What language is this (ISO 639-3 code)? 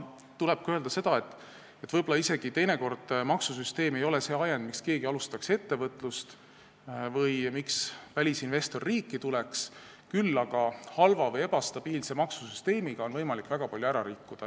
est